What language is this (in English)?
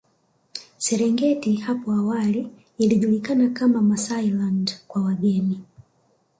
Swahili